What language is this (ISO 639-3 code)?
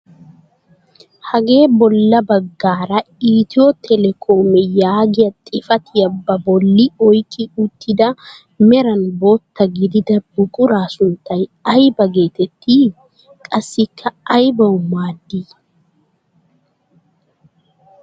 wal